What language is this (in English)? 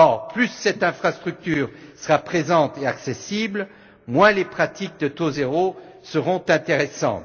French